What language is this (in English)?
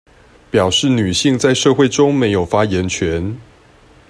Chinese